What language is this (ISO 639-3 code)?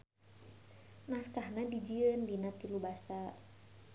sun